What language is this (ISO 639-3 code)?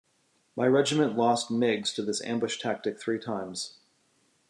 eng